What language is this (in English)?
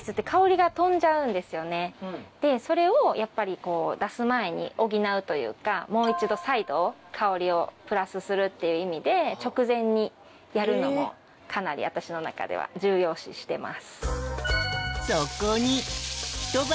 Japanese